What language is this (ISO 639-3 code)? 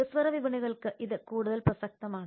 mal